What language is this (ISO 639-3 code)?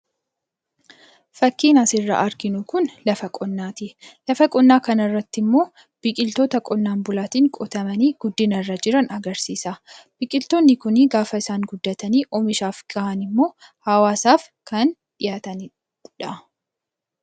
orm